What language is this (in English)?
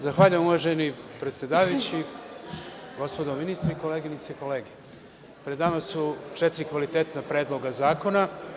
Serbian